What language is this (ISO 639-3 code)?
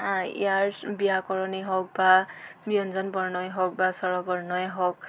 asm